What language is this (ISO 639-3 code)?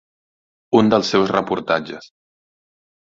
cat